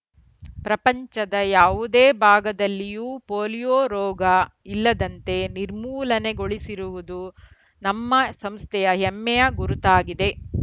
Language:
Kannada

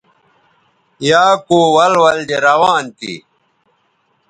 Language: Bateri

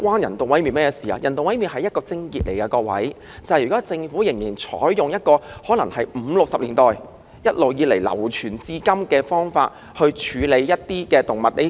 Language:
Cantonese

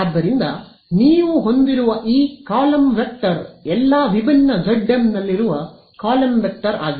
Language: Kannada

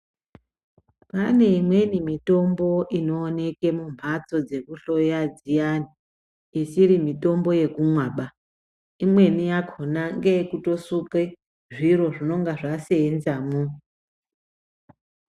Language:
Ndau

